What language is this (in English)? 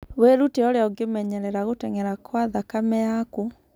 Kikuyu